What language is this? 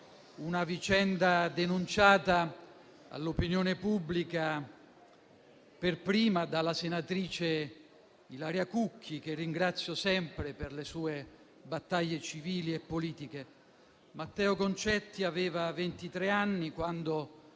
Italian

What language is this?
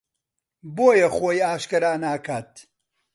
Central Kurdish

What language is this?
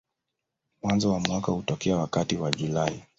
Swahili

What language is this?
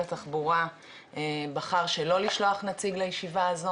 Hebrew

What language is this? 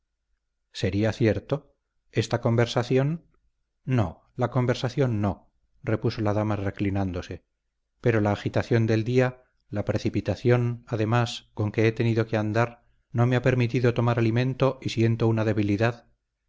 Spanish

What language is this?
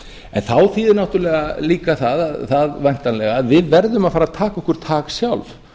Icelandic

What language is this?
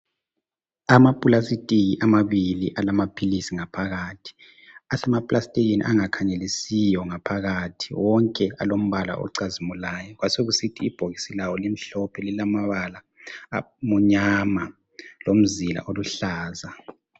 North Ndebele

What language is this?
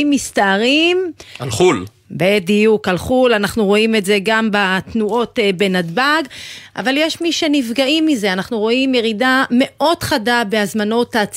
Hebrew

